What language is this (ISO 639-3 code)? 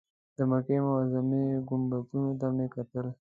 pus